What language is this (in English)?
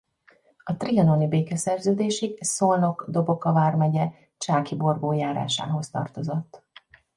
Hungarian